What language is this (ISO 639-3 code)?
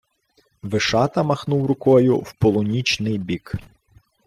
ukr